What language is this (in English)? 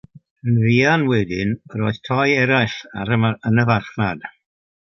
Welsh